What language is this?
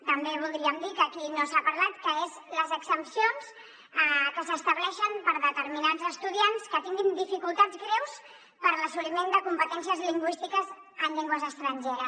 Catalan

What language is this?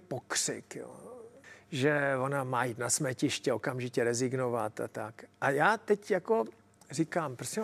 Czech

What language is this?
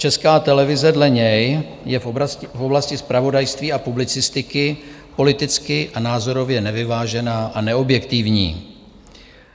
Czech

